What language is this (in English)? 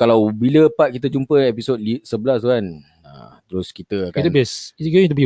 Malay